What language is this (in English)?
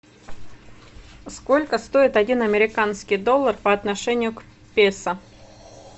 Russian